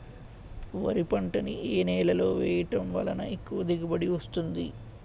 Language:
Telugu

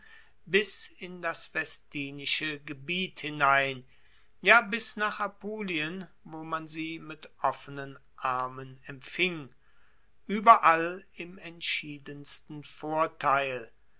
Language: German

